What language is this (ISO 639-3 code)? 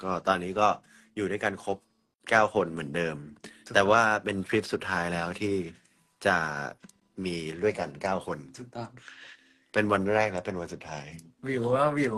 tha